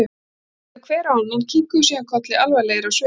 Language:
Icelandic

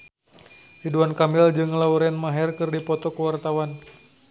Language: Sundanese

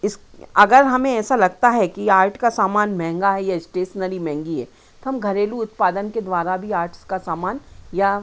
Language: Hindi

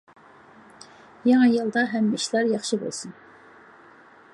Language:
Uyghur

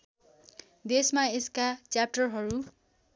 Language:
Nepali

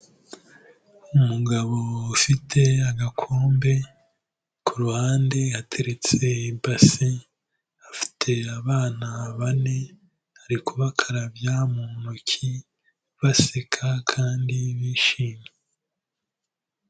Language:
Kinyarwanda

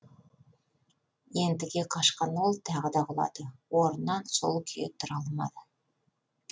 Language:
Kazakh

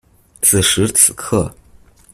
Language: Chinese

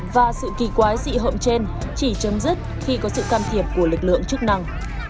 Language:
Vietnamese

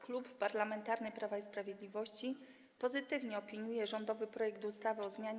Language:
Polish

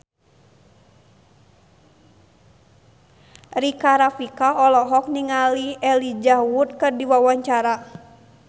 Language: Sundanese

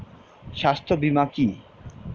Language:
Bangla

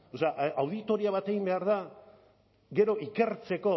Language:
Basque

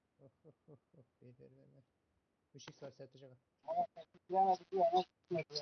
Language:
Turkish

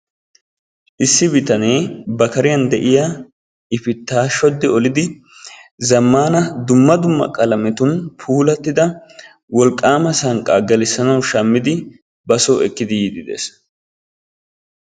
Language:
Wolaytta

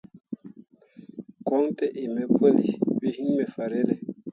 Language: Mundang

